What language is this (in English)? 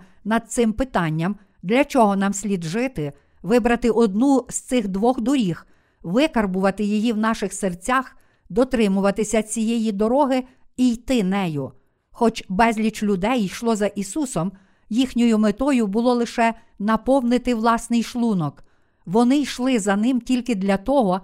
Ukrainian